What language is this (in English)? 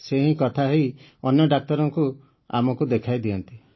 Odia